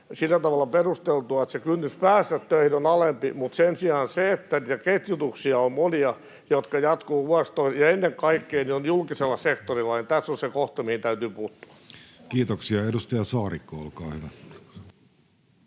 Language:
Finnish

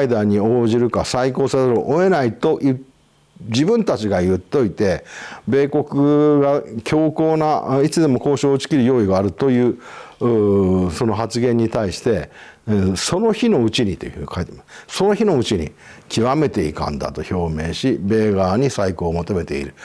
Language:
Japanese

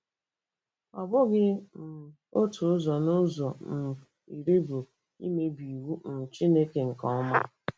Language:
Igbo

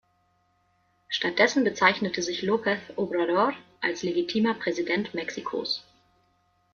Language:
German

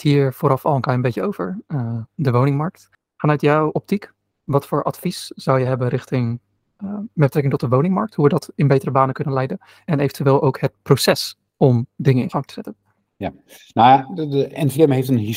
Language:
Dutch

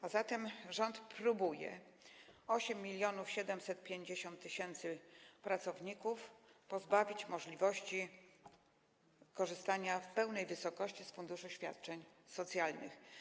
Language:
Polish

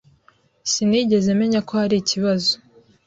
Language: Kinyarwanda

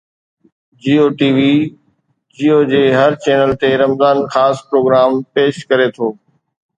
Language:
Sindhi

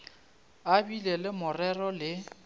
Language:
Northern Sotho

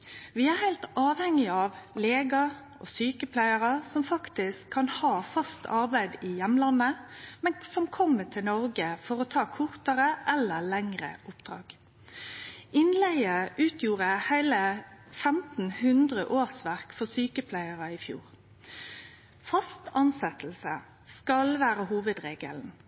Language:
Norwegian Nynorsk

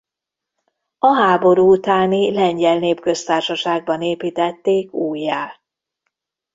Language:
Hungarian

